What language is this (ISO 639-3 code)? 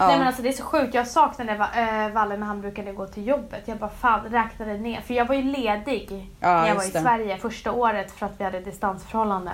swe